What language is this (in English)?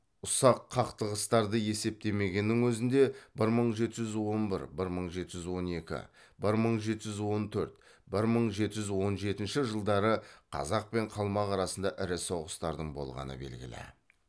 Kazakh